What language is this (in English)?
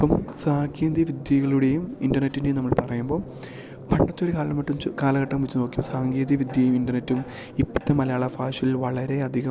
Malayalam